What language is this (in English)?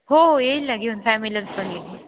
Marathi